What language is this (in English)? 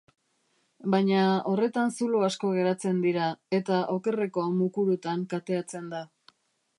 Basque